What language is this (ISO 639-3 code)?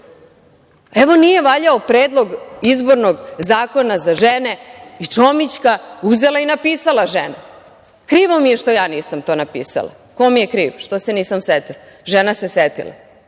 srp